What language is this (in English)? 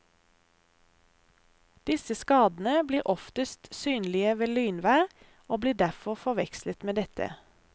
Norwegian